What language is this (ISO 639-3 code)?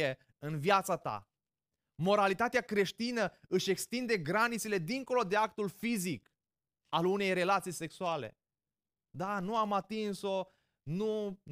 ron